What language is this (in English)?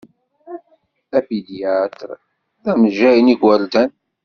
Kabyle